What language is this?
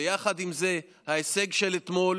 Hebrew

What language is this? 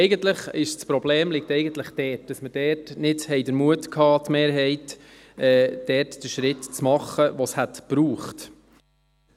Swiss German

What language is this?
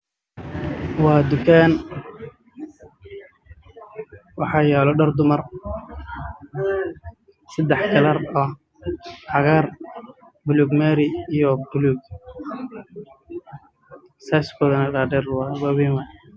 Somali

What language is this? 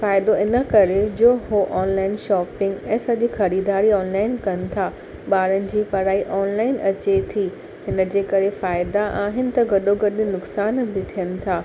Sindhi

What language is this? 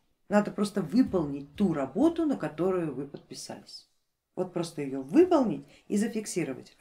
Russian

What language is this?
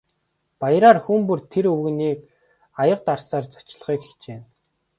Mongolian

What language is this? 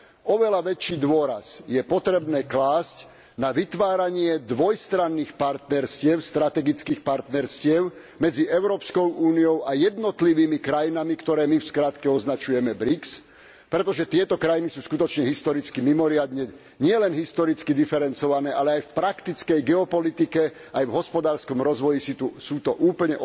Slovak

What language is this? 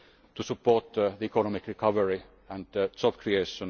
English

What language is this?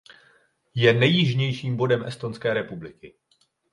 Czech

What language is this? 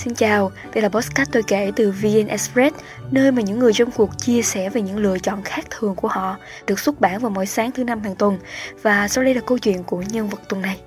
Vietnamese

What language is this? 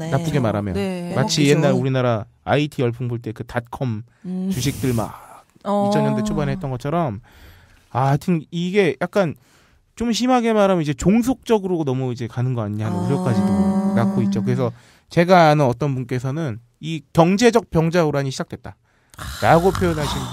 Korean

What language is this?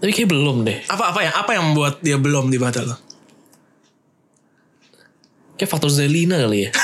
Indonesian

